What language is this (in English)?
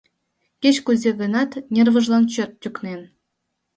Mari